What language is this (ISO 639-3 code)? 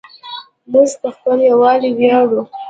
pus